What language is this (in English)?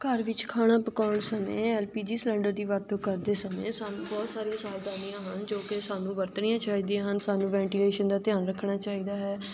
Punjabi